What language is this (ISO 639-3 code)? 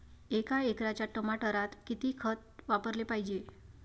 mar